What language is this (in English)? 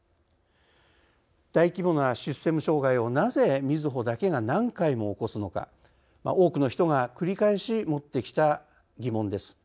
Japanese